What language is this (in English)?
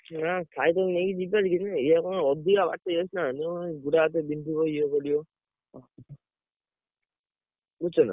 Odia